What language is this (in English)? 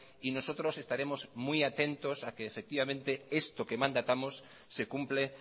Spanish